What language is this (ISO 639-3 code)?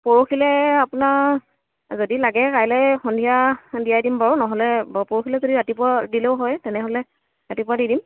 asm